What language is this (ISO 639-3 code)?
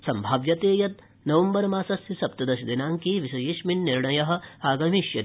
san